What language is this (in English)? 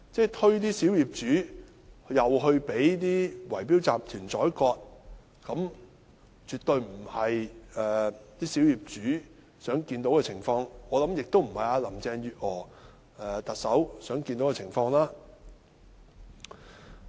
Cantonese